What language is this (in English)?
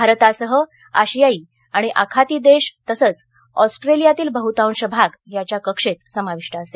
Marathi